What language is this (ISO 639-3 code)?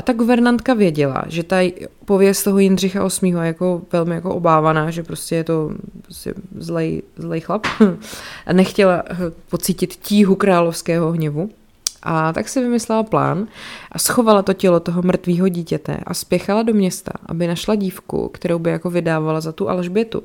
ces